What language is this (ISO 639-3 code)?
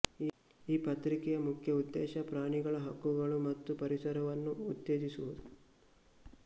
kan